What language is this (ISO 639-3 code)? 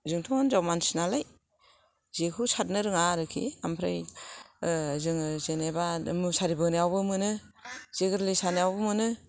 brx